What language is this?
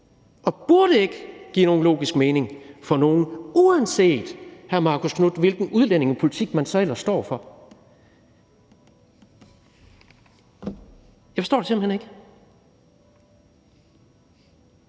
Danish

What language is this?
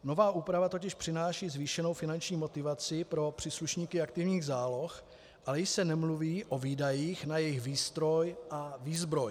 Czech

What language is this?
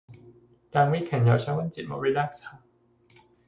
Cantonese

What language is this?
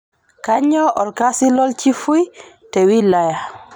Masai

